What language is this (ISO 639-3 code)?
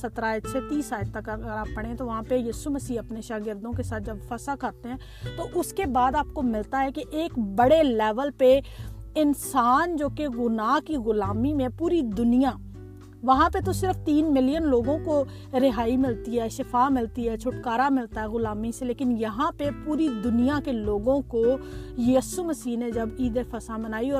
urd